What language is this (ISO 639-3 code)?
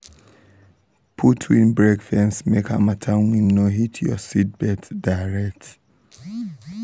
pcm